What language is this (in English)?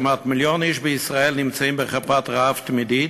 Hebrew